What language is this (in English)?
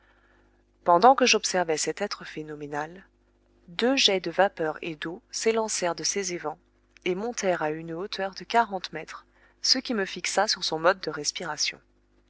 French